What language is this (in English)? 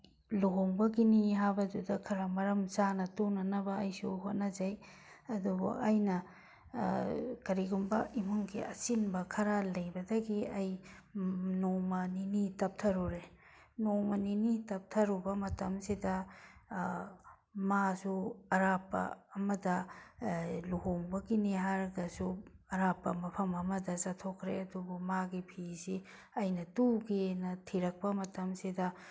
Manipuri